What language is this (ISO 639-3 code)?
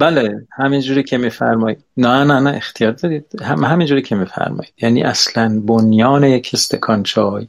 fas